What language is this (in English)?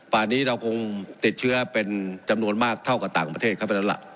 Thai